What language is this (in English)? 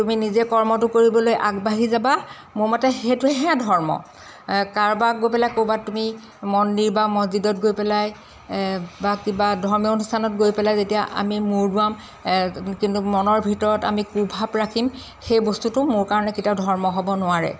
Assamese